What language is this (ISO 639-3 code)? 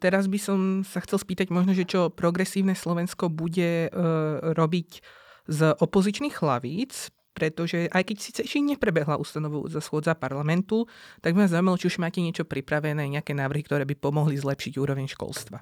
slk